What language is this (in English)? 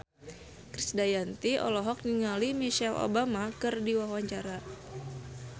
Sundanese